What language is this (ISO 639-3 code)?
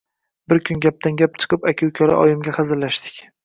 uzb